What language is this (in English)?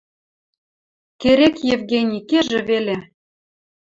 Western Mari